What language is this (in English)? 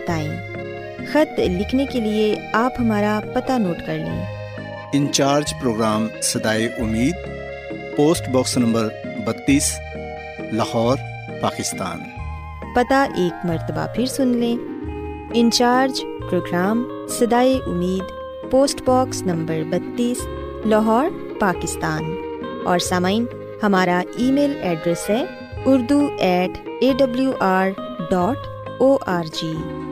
Urdu